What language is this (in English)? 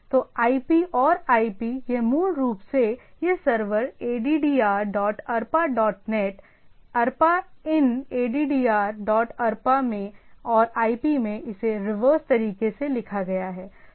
Hindi